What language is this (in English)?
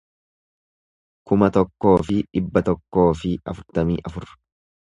Oromo